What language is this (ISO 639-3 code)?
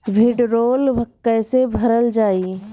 bho